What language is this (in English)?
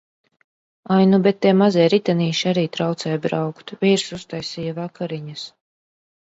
Latvian